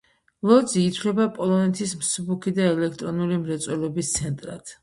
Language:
Georgian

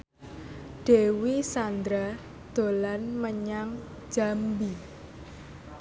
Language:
Javanese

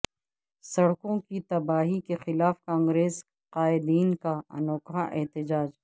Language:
Urdu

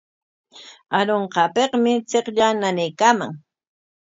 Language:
Corongo Ancash Quechua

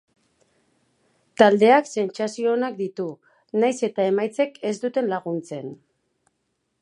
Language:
Basque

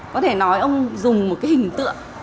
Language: Vietnamese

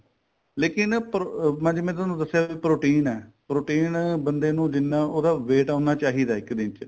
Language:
Punjabi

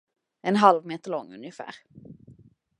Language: Swedish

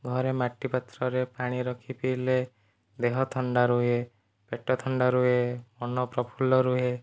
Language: Odia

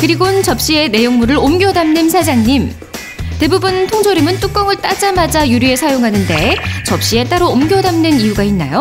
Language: Korean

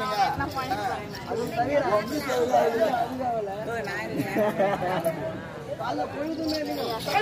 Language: Arabic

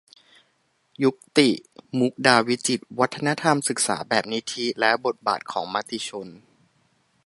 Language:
Thai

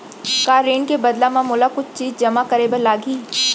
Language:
Chhattisgarhi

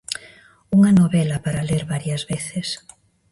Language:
Galician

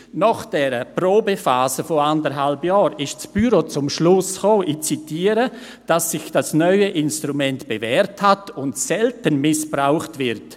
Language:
Swiss German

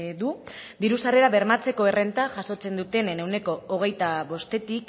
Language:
Basque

